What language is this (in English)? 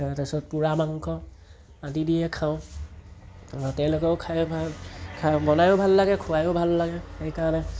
Assamese